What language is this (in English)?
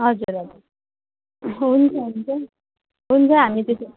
Nepali